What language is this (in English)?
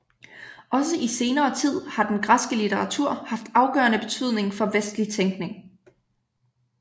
Danish